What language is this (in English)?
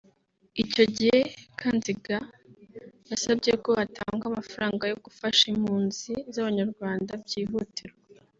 Kinyarwanda